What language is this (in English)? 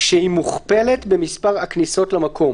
Hebrew